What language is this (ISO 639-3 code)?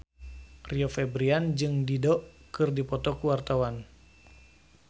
sun